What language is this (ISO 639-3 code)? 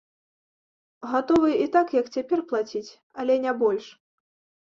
bel